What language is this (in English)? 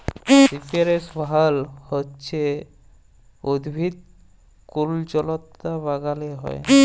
Bangla